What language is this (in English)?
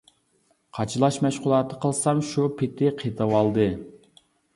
Uyghur